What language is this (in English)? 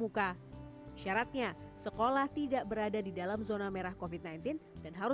Indonesian